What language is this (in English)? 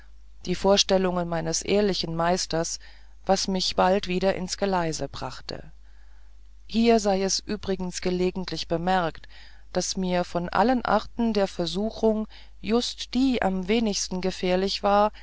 German